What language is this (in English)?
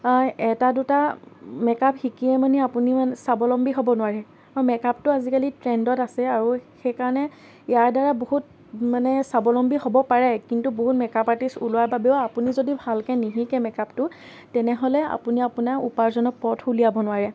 Assamese